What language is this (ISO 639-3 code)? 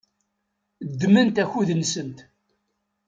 kab